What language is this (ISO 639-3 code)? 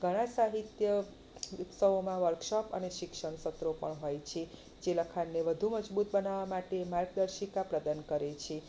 guj